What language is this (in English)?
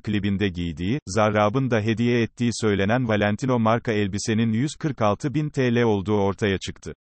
Turkish